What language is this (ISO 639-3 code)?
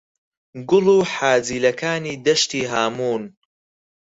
ckb